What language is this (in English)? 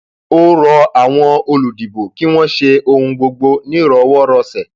Yoruba